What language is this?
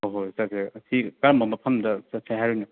Manipuri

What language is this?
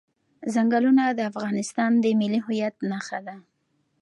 Pashto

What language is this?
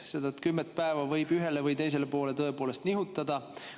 Estonian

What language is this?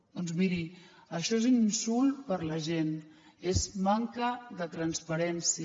Catalan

